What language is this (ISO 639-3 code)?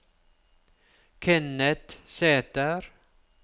nor